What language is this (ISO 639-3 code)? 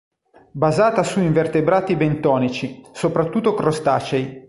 ita